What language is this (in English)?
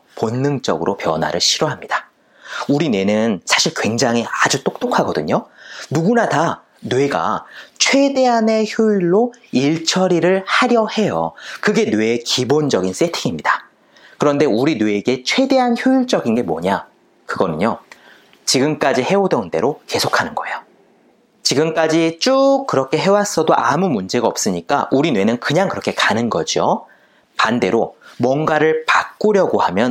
Korean